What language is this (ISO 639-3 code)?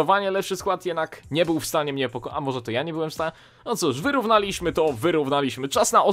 pol